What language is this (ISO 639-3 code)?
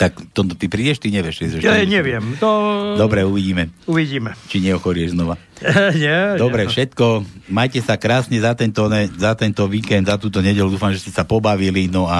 slk